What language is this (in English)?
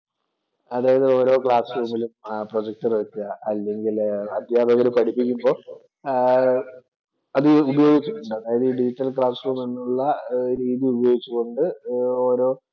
Malayalam